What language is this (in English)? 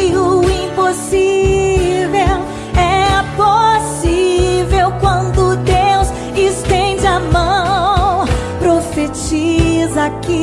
Portuguese